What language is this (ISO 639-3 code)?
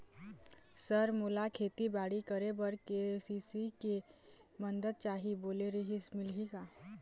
hne